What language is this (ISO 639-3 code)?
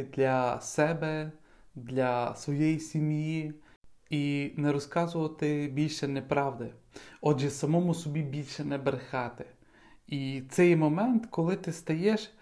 ukr